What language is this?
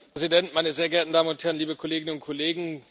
German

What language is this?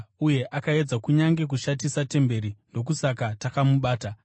Shona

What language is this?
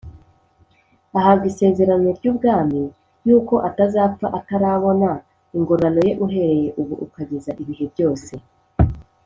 Kinyarwanda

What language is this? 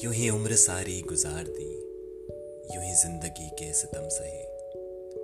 Hindi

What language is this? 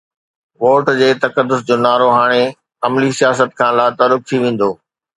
Sindhi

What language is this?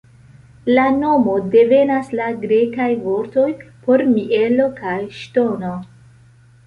Esperanto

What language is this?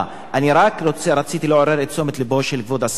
Hebrew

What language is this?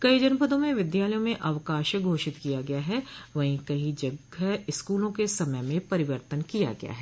Hindi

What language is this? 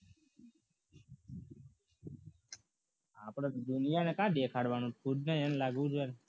Gujarati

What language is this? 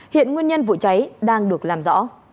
Vietnamese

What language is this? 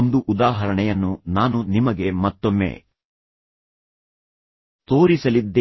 Kannada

